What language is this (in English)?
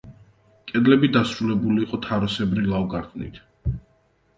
Georgian